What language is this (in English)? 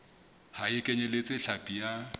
Southern Sotho